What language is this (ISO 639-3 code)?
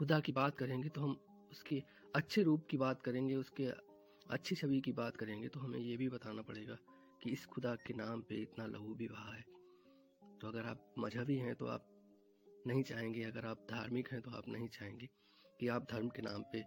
hin